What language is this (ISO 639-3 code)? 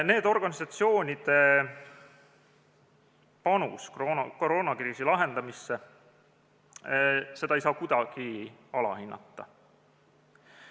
est